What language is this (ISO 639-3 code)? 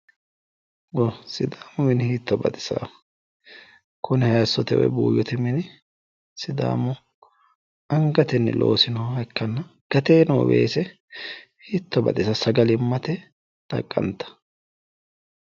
sid